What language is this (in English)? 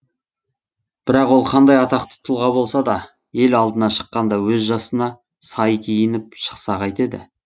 Kazakh